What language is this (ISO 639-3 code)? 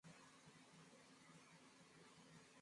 swa